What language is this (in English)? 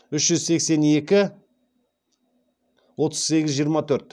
Kazakh